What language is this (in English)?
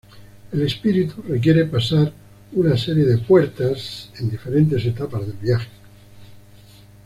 Spanish